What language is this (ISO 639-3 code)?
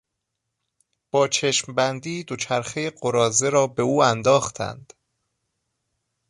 fas